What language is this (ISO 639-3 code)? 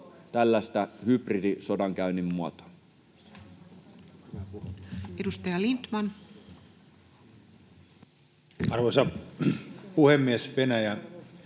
fin